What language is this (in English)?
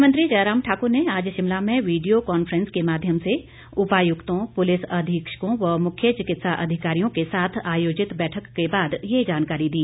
Hindi